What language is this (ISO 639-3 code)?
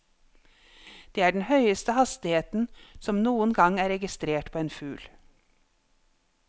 nor